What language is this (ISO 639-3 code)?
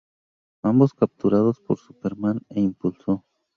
spa